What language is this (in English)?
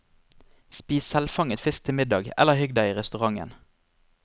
Norwegian